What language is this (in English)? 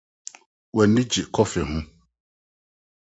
Akan